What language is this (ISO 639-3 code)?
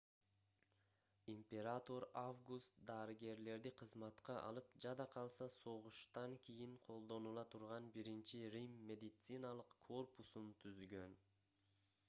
kir